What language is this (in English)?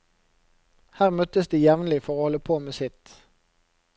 Norwegian